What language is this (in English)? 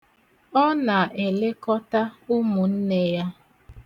Igbo